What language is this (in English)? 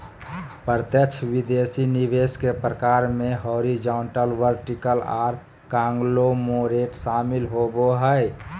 Magahi